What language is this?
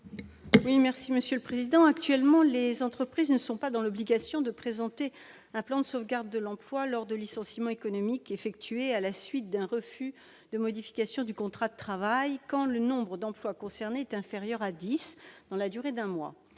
French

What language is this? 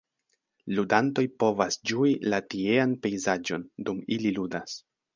Esperanto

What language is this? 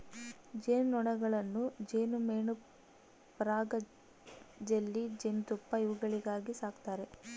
Kannada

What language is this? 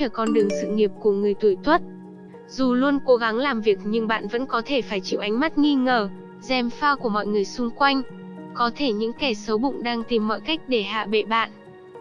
Vietnamese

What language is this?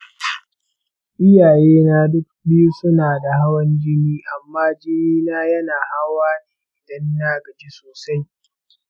Hausa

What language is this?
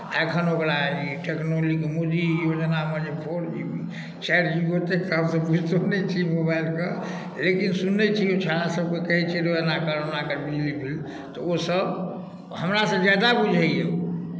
Maithili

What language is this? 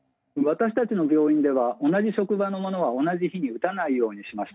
Japanese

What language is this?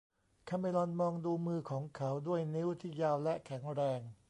Thai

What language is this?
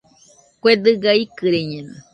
Nüpode Huitoto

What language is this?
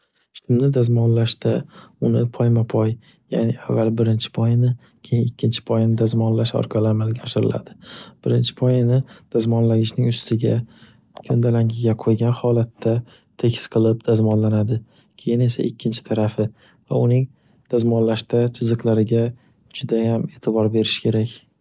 Uzbek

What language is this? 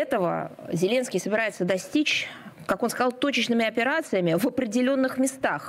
Russian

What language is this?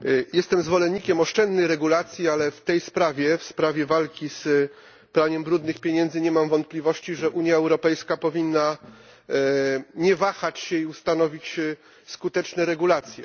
Polish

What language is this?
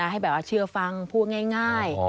Thai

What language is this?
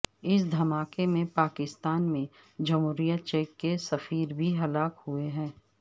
Urdu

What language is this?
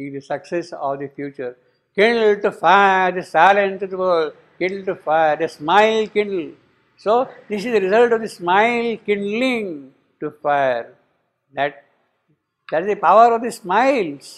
English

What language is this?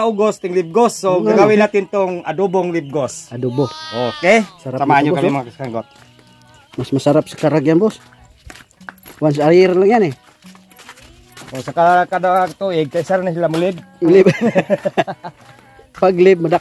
Filipino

